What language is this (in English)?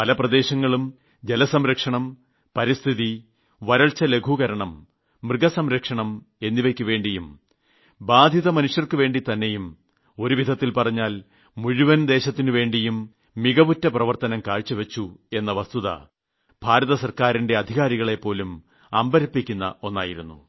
Malayalam